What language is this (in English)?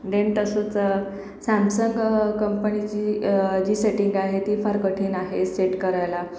Marathi